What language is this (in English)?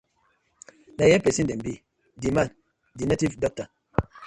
Nigerian Pidgin